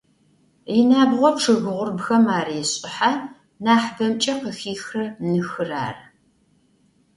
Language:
Adyghe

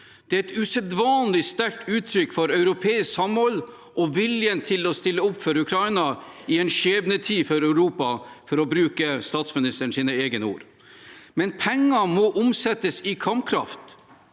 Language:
Norwegian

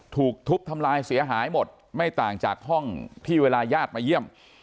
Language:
Thai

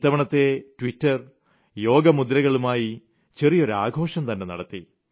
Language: Malayalam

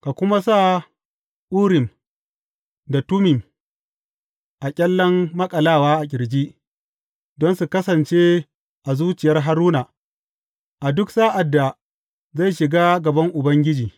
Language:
Hausa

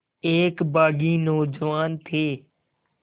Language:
Hindi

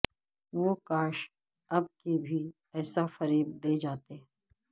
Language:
Urdu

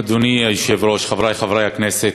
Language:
Hebrew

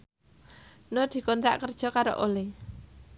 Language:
Javanese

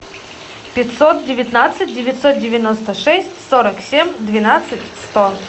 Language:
Russian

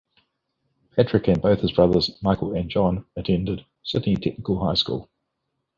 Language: English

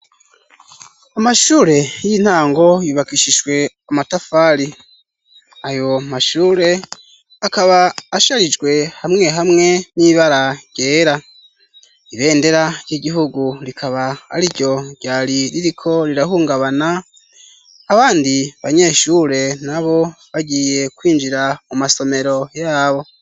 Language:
Rundi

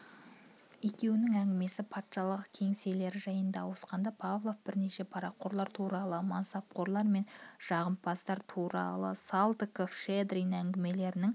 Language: Kazakh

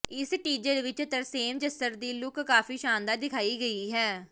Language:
Punjabi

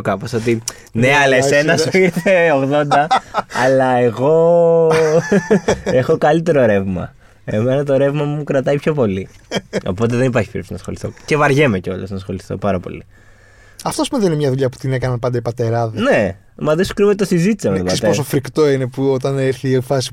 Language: Greek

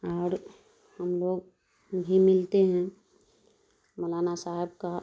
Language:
Urdu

